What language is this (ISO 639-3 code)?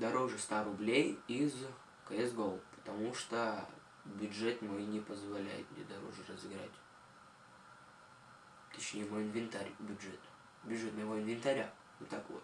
rus